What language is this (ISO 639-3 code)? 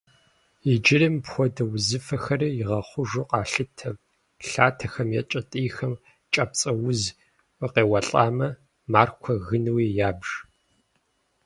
kbd